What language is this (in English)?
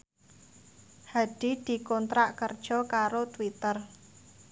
Javanese